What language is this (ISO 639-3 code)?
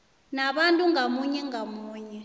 nbl